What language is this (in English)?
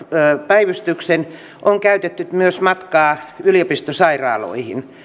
Finnish